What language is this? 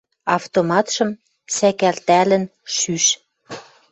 Western Mari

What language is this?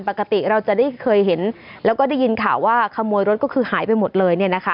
Thai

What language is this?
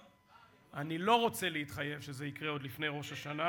Hebrew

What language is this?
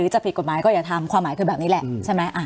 Thai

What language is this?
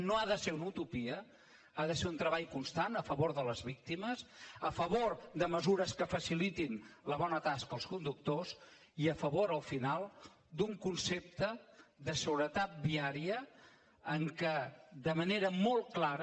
Catalan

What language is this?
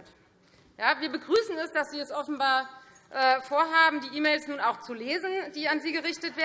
German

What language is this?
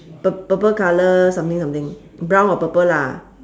English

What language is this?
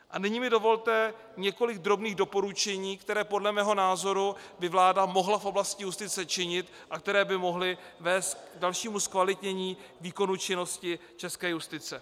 Czech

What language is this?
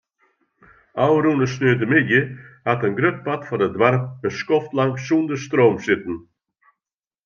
Western Frisian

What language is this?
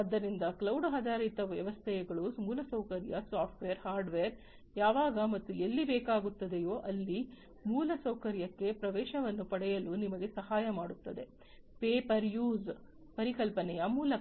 Kannada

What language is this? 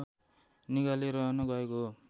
Nepali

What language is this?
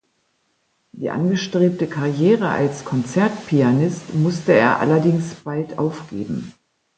German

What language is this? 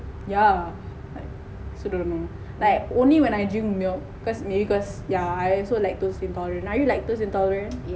English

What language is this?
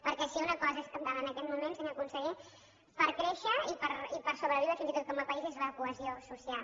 Catalan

